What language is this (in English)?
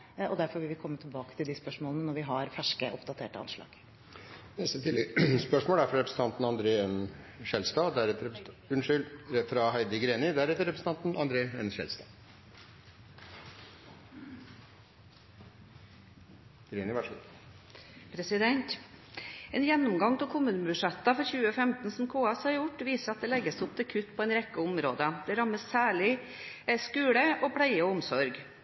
Norwegian